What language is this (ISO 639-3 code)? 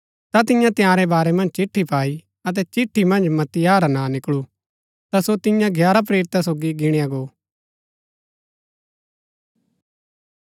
gbk